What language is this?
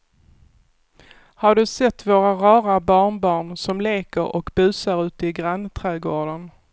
Swedish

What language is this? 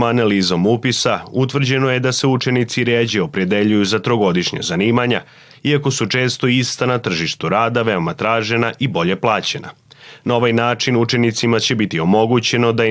Croatian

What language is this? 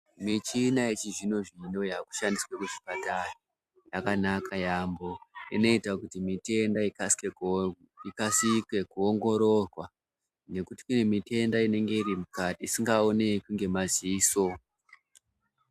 Ndau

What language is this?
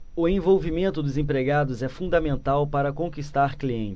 Portuguese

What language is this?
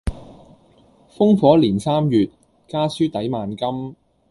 Cantonese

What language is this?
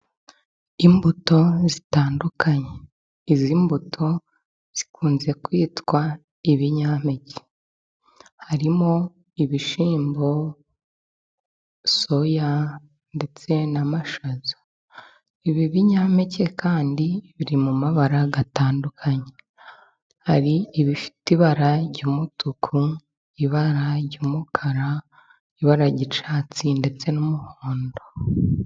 Kinyarwanda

